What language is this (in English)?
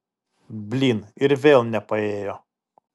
Lithuanian